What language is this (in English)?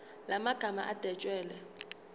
Zulu